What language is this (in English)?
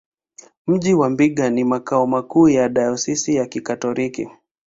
Swahili